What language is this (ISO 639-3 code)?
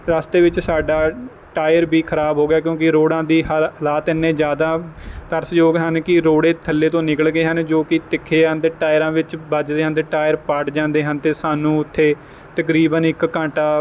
pan